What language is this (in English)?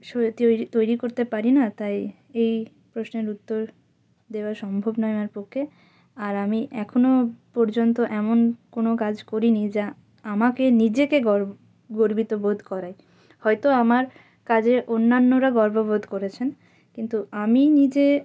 Bangla